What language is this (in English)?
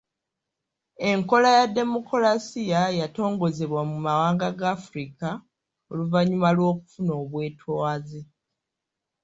Ganda